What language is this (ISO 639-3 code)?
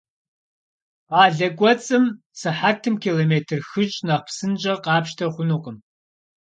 kbd